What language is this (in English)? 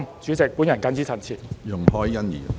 Cantonese